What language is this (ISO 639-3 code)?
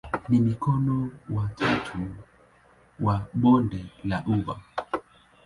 swa